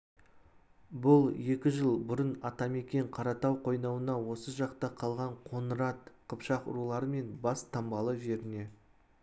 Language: Kazakh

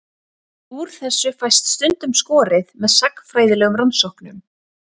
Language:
Icelandic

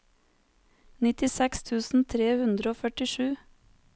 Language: Norwegian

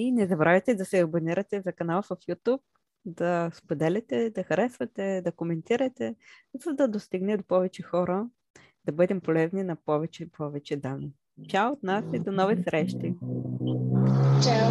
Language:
Bulgarian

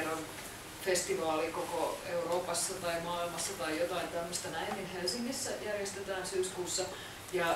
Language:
Finnish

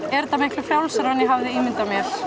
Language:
Icelandic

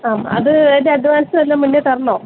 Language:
Malayalam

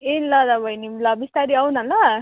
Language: Nepali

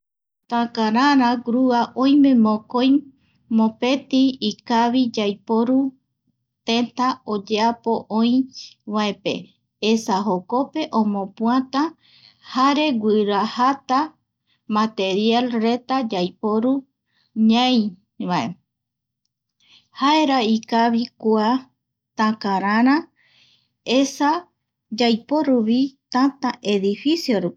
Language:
Eastern Bolivian Guaraní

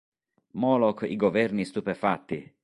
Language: Italian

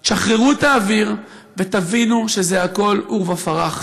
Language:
Hebrew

